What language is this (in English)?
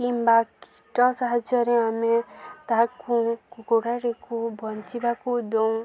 Odia